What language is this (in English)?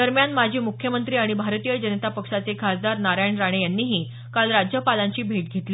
Marathi